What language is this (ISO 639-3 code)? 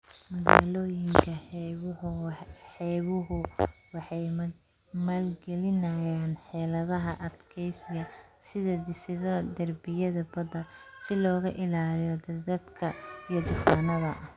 som